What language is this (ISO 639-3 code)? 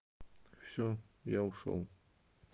rus